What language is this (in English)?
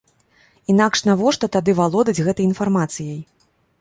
Belarusian